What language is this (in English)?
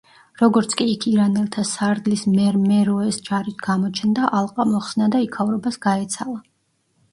Georgian